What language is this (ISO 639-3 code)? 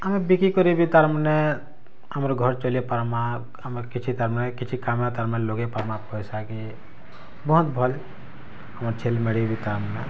ori